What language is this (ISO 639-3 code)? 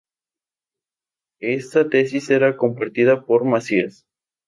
spa